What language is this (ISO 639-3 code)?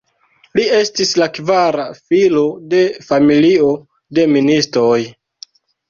epo